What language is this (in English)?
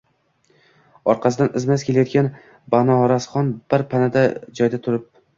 Uzbek